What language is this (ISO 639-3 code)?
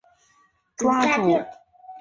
zho